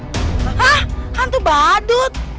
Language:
Indonesian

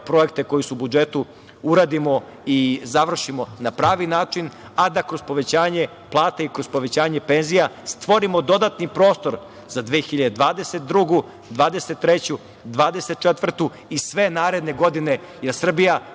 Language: Serbian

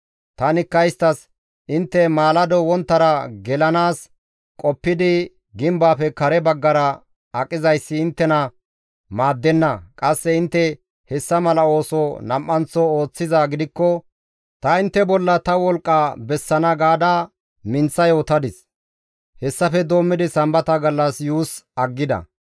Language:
Gamo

